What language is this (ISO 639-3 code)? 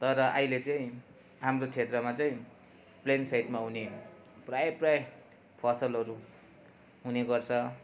nep